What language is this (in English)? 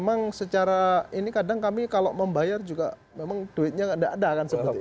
Indonesian